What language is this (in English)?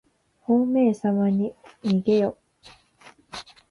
Japanese